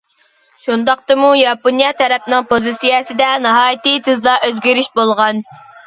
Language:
Uyghur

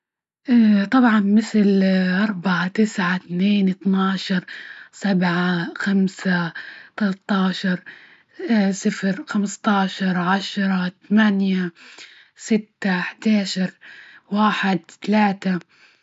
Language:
Libyan Arabic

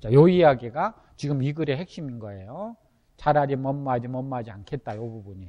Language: Korean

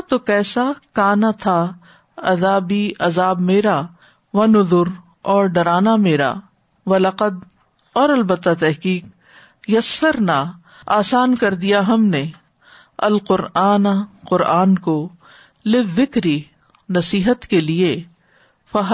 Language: Urdu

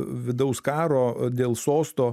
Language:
Lithuanian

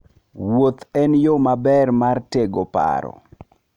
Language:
Luo (Kenya and Tanzania)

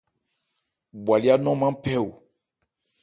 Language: Ebrié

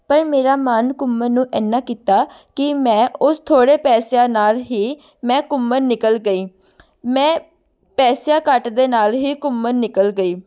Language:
Punjabi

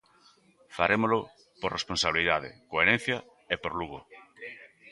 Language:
Galician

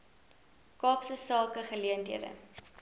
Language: Afrikaans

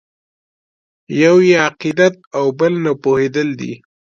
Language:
Pashto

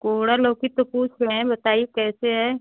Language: Hindi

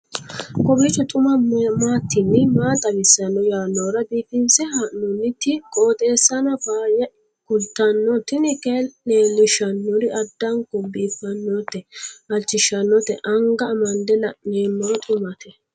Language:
Sidamo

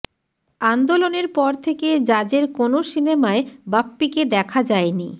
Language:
Bangla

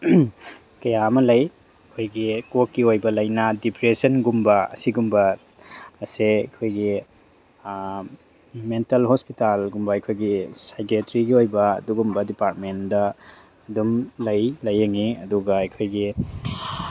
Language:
Manipuri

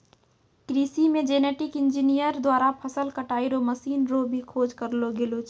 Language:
Maithili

